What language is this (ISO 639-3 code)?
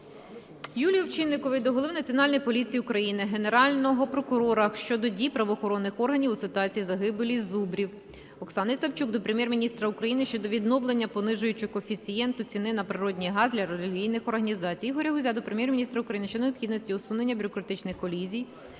ukr